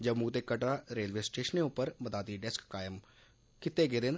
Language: Dogri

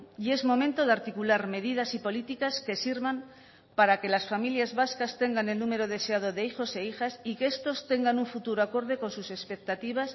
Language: Spanish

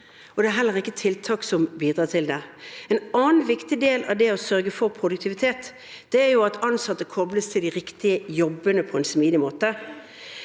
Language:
Norwegian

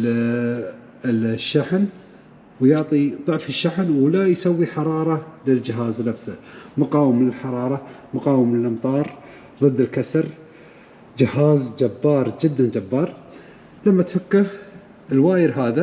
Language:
Arabic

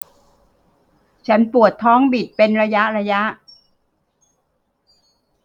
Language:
Thai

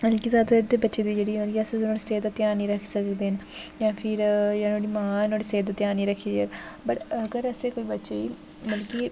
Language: Dogri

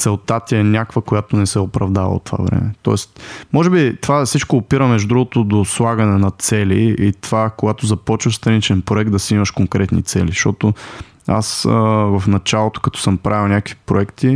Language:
Bulgarian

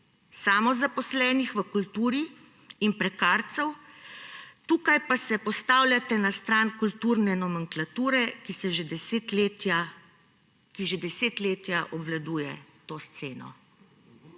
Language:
Slovenian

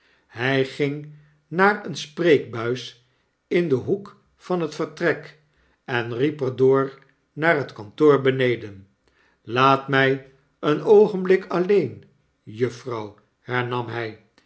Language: Dutch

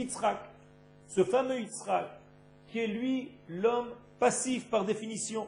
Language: French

